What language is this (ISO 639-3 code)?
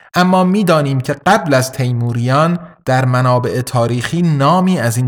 fas